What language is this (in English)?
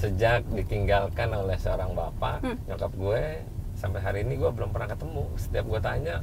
Indonesian